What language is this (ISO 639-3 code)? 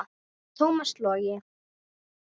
isl